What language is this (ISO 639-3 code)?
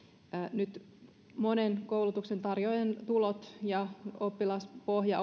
fin